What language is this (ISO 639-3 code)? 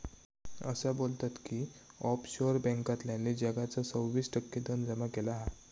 mar